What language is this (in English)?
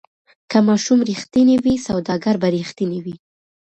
Pashto